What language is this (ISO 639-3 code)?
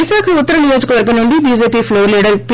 tel